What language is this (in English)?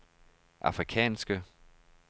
Danish